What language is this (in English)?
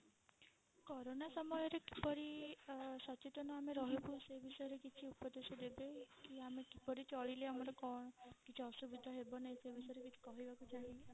Odia